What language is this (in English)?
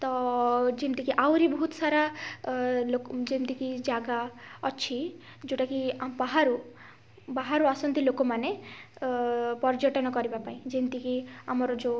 Odia